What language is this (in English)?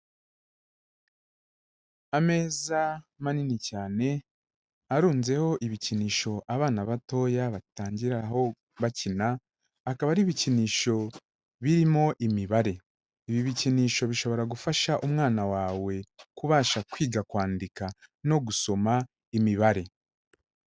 Kinyarwanda